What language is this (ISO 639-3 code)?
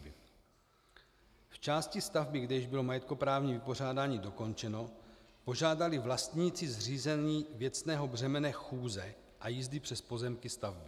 ces